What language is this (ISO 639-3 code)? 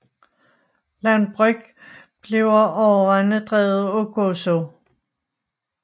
dan